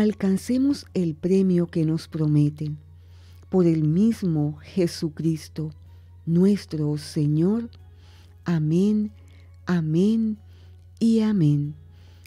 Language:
Spanish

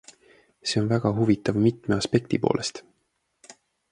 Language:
Estonian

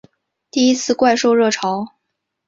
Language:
Chinese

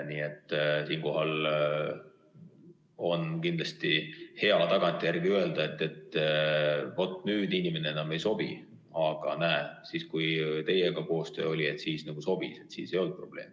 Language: Estonian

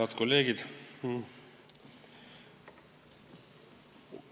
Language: Estonian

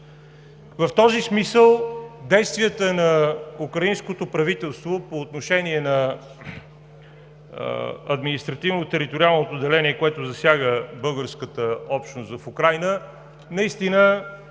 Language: Bulgarian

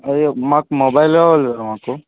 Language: Telugu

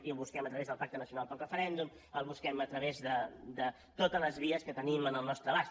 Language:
Catalan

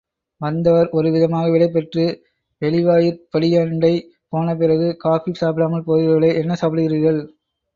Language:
Tamil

